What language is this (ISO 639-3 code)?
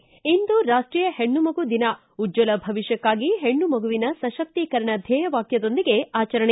kan